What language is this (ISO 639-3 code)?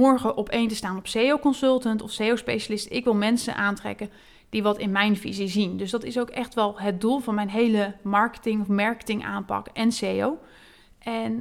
nld